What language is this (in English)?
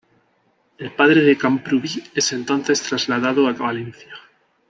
Spanish